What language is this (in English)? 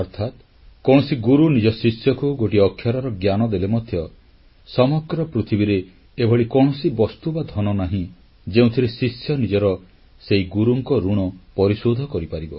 Odia